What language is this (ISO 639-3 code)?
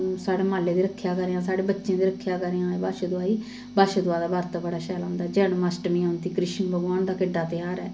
doi